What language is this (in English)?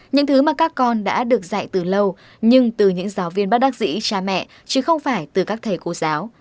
Vietnamese